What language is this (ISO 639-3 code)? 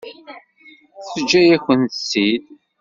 kab